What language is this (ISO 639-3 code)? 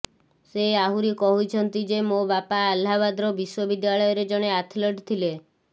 ori